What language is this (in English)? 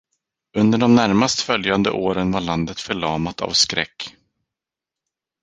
Swedish